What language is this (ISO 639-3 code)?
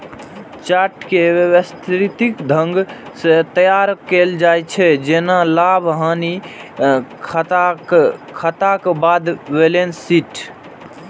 mai